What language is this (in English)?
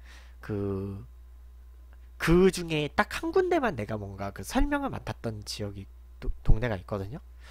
Korean